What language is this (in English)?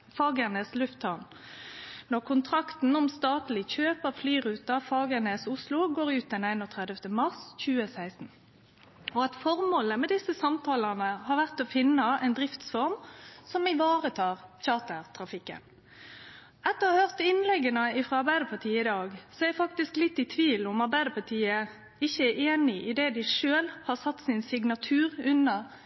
Norwegian Nynorsk